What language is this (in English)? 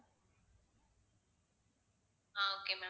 Tamil